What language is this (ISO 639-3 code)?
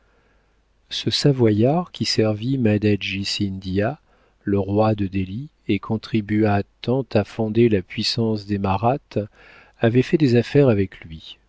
fra